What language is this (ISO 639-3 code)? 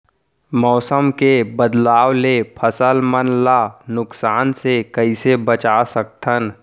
hne